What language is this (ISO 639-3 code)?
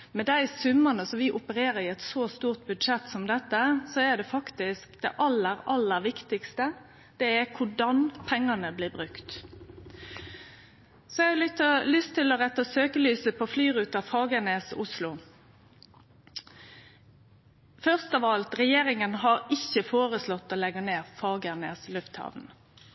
nno